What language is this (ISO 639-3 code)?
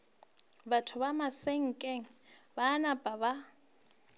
nso